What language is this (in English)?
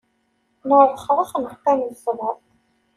Kabyle